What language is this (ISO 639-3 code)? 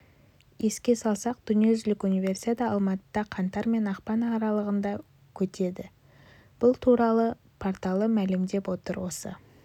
kaz